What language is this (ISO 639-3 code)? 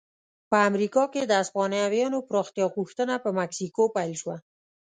pus